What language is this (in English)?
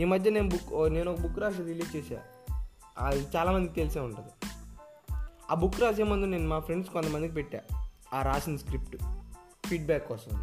Telugu